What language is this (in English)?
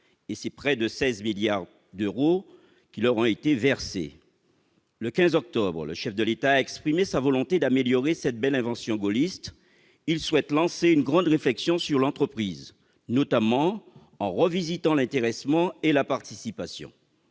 French